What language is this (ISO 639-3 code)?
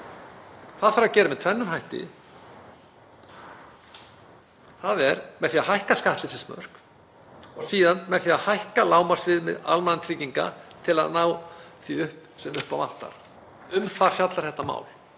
isl